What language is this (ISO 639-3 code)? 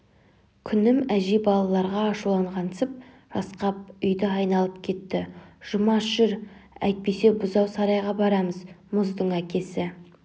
kaz